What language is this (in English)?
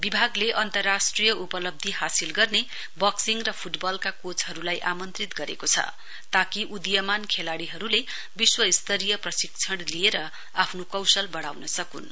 Nepali